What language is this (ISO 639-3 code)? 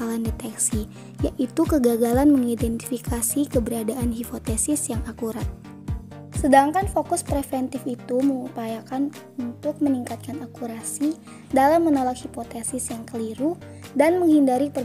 ind